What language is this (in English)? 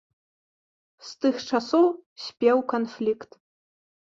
Belarusian